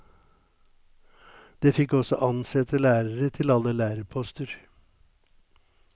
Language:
Norwegian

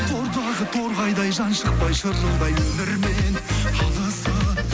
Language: Kazakh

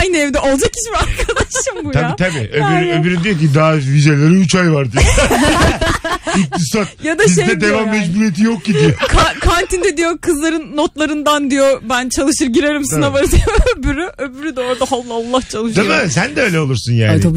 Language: Turkish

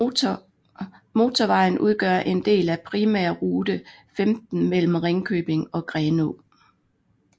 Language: Danish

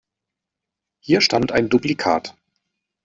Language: German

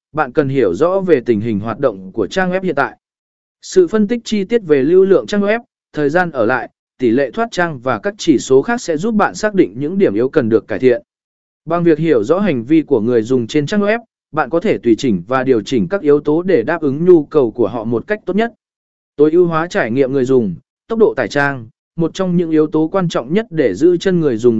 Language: Vietnamese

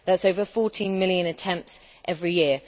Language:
English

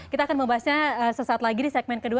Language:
Indonesian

